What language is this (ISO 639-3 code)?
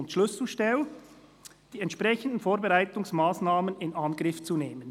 gsw